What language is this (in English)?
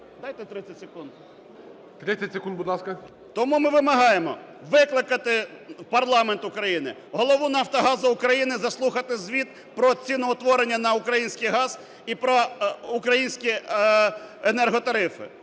Ukrainian